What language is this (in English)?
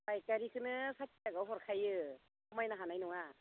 Bodo